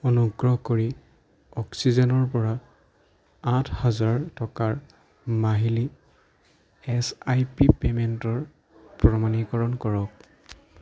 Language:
Assamese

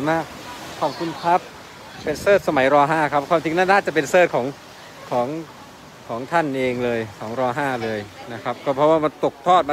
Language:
Thai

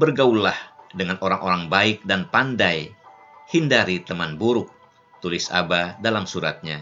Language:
Indonesian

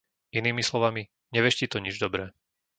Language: Slovak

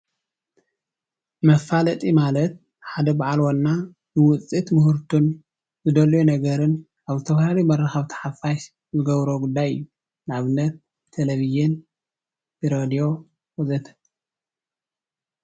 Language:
Tigrinya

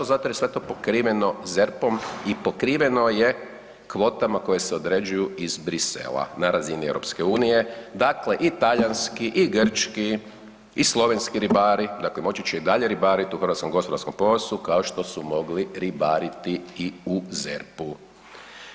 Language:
Croatian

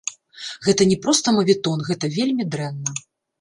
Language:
Belarusian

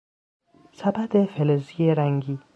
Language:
Persian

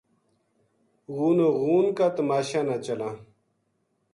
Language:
Gujari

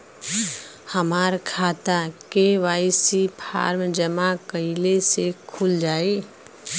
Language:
Bhojpuri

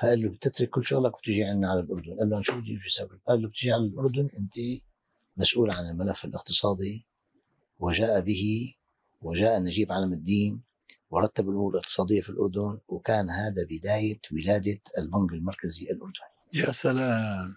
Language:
Arabic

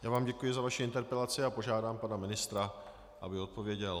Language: Czech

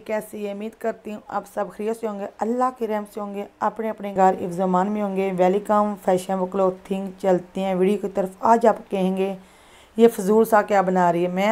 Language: Hindi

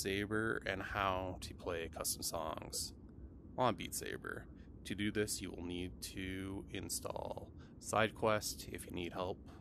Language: English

